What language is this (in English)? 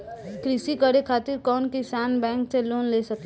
Bhojpuri